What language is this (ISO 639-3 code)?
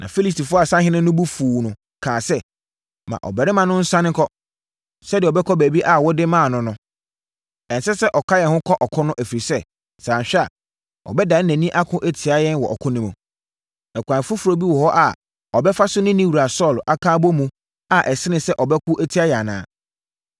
aka